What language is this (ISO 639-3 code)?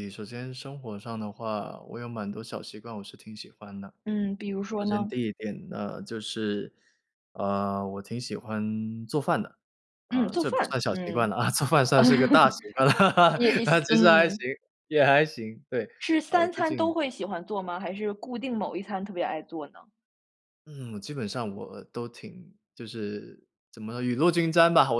zho